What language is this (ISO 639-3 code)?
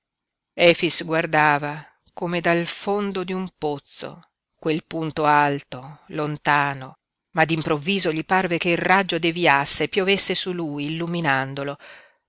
ita